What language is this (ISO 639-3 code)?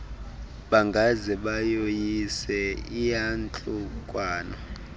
xho